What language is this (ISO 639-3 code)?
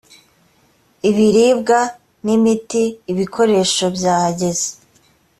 kin